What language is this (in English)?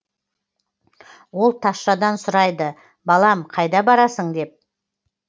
Kazakh